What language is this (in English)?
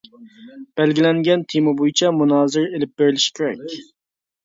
Uyghur